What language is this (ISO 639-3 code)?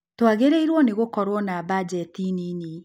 kik